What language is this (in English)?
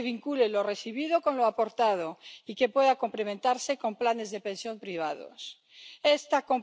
Polish